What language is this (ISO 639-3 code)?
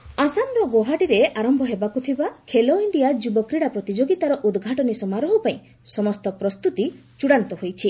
ori